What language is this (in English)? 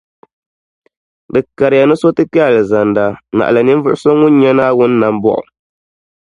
Dagbani